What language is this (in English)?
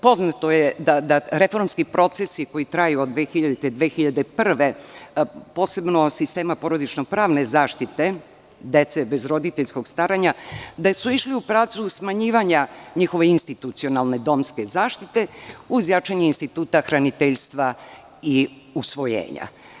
Serbian